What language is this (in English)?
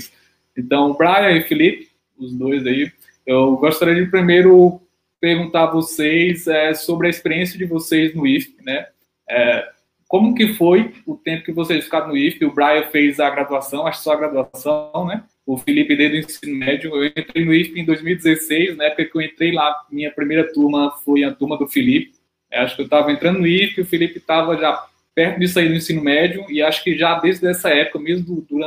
Portuguese